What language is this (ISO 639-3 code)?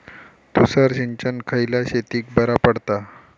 mar